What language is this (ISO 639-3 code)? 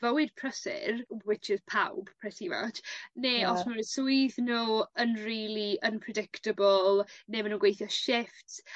cym